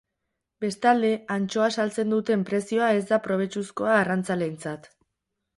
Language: Basque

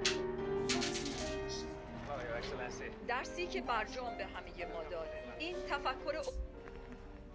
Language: Persian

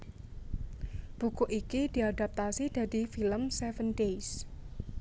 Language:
Javanese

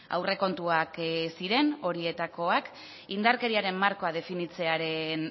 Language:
Basque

